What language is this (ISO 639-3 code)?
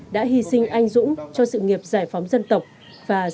vie